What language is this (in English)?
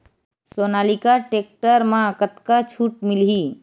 Chhattisgarhi